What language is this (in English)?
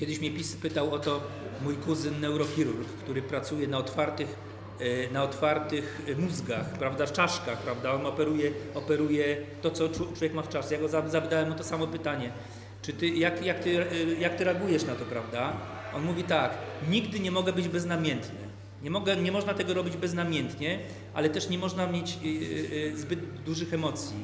Polish